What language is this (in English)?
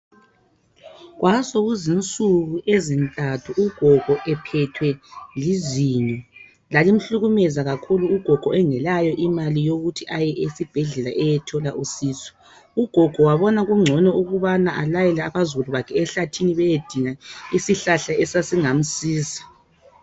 North Ndebele